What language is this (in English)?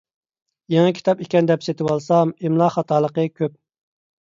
Uyghur